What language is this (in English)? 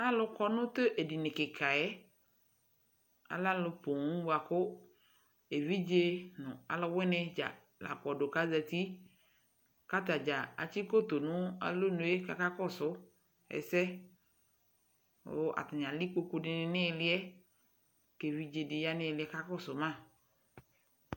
Ikposo